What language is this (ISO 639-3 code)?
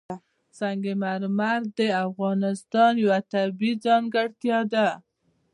pus